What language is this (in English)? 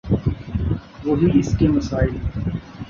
Urdu